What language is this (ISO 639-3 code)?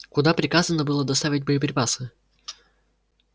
rus